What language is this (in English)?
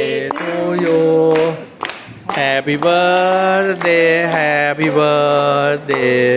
Thai